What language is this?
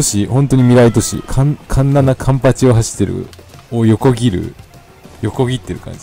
Japanese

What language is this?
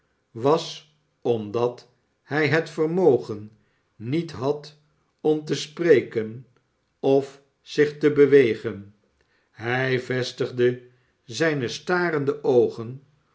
Dutch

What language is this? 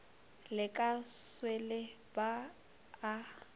Northern Sotho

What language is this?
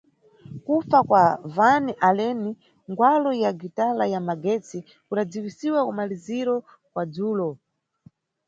Nyungwe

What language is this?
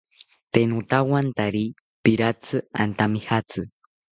South Ucayali Ashéninka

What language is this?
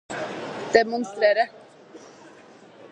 Norwegian Bokmål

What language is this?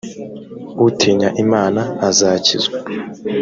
Kinyarwanda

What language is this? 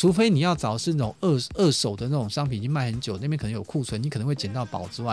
Chinese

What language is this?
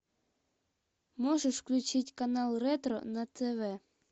Russian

